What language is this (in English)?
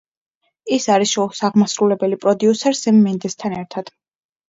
Georgian